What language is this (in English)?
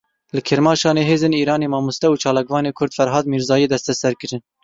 Kurdish